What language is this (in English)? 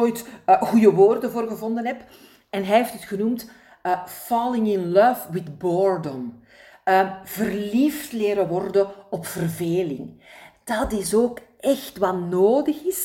Dutch